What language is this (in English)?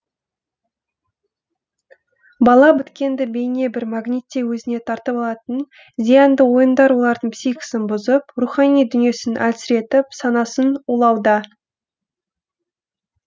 Kazakh